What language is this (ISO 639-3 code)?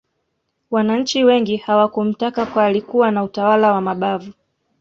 swa